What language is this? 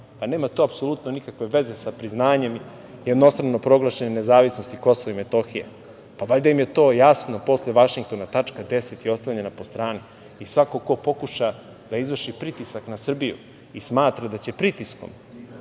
Serbian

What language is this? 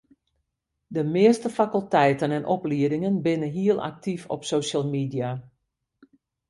Western Frisian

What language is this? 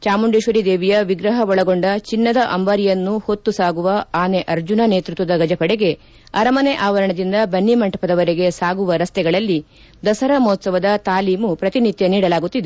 Kannada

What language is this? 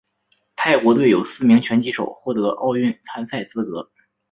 Chinese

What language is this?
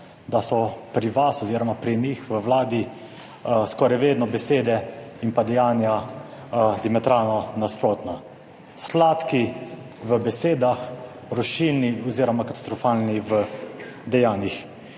Slovenian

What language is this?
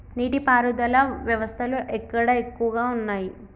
Telugu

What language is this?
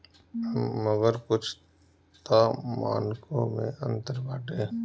Bhojpuri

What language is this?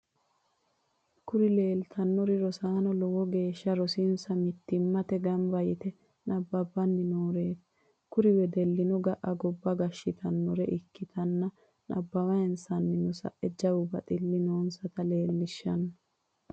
Sidamo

